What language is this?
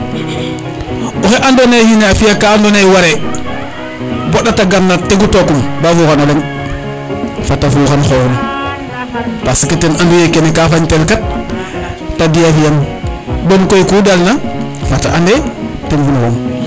Serer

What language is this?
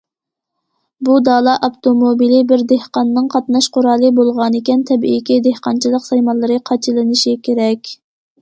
Uyghur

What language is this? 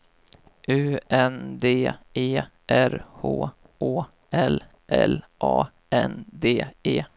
Swedish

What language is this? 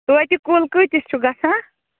Kashmiri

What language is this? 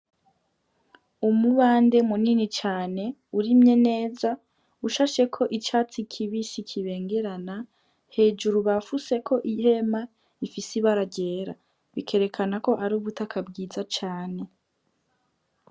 Rundi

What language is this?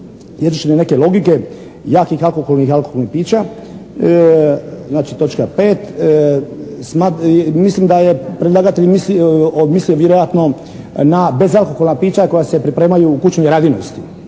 Croatian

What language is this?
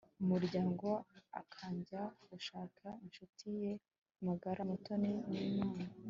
Kinyarwanda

